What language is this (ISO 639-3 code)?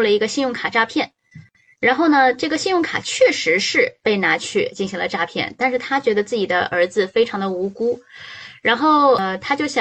zho